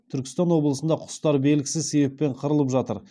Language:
Kazakh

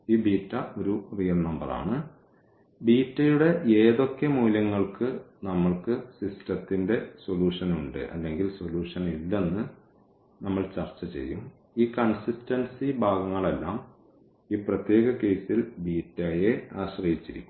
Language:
Malayalam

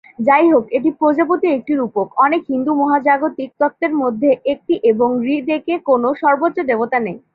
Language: Bangla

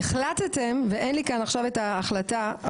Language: Hebrew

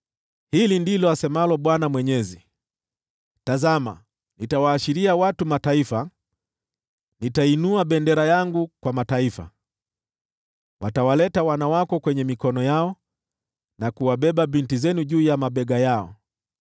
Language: Swahili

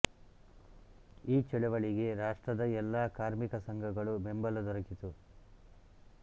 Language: Kannada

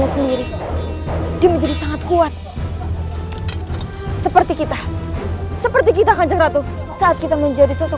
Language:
Indonesian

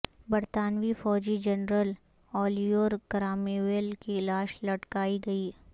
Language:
Urdu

